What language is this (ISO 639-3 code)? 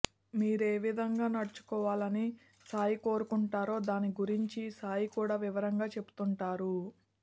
tel